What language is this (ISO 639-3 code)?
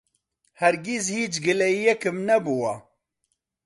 ckb